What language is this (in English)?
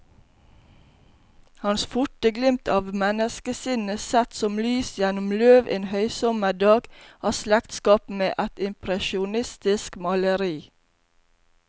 Norwegian